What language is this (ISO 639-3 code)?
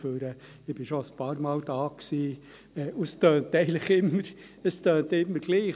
gsw